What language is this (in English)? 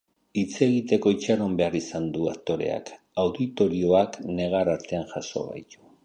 Basque